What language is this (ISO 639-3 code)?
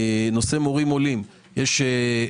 heb